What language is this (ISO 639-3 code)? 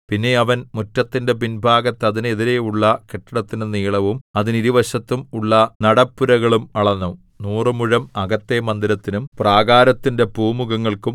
mal